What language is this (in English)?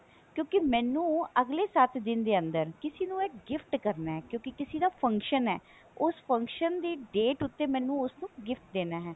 Punjabi